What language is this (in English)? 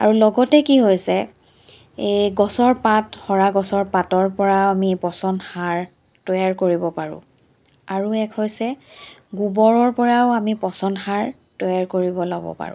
Assamese